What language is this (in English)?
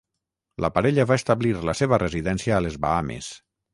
Catalan